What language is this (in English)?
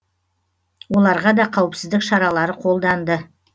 Kazakh